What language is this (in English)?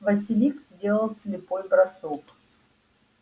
Russian